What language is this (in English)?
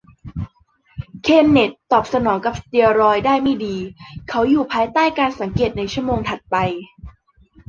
Thai